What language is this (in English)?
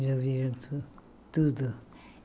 Portuguese